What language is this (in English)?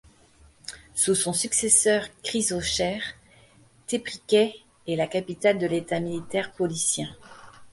French